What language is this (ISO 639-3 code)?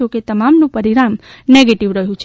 guj